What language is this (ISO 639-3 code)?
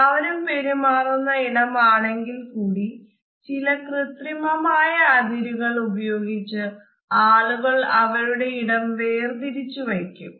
mal